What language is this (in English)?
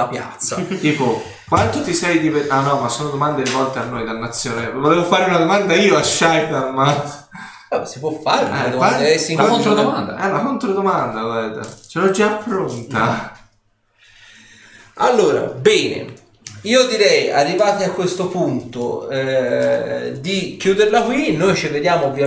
Italian